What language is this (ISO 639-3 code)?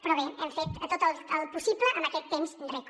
cat